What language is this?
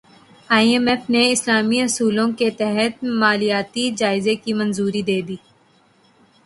Urdu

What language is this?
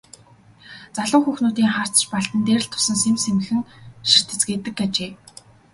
Mongolian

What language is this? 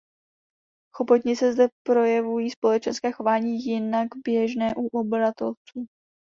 Czech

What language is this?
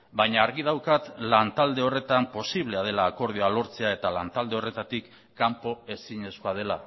Basque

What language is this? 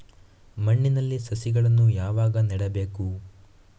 Kannada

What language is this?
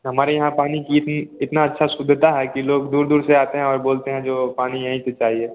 Hindi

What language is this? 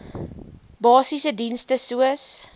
Afrikaans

